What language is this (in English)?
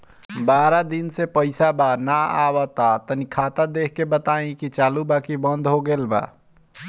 Bhojpuri